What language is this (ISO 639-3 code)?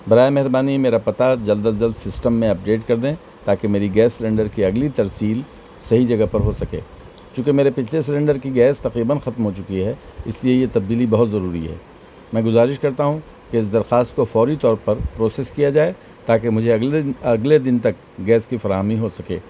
urd